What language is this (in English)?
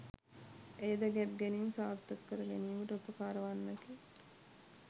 Sinhala